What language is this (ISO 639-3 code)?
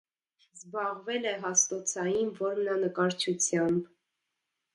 hye